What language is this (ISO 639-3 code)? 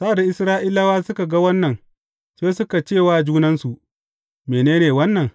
hau